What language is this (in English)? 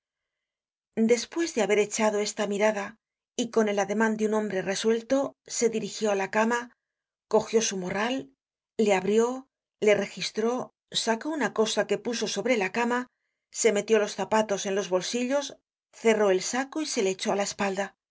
Spanish